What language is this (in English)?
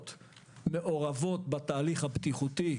Hebrew